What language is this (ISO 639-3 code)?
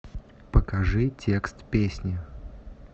rus